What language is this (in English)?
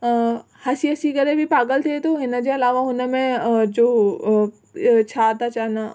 Sindhi